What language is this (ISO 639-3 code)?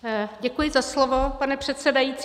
ces